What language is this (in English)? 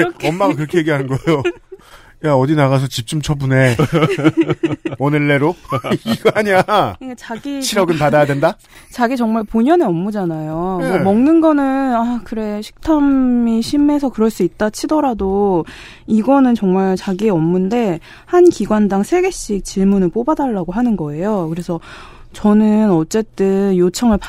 Korean